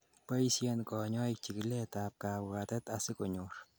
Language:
Kalenjin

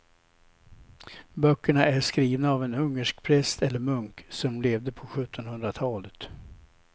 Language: Swedish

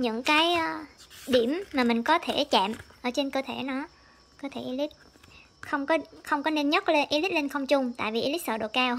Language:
Vietnamese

